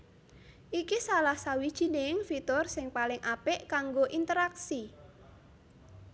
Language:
Javanese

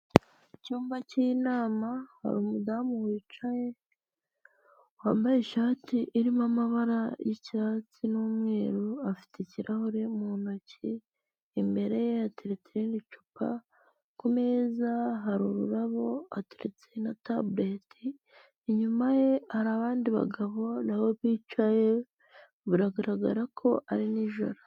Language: Kinyarwanda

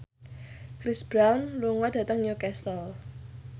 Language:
Javanese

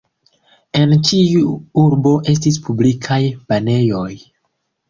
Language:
Esperanto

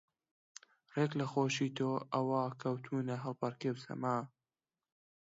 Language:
Central Kurdish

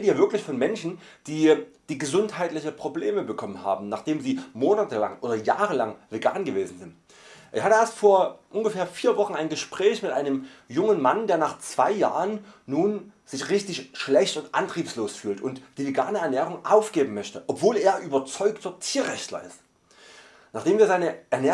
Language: German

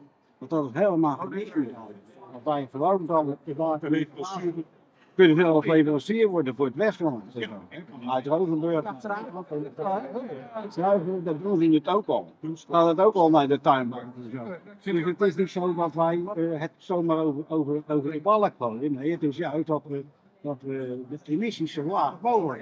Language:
Dutch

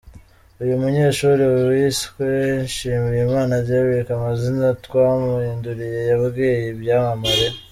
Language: Kinyarwanda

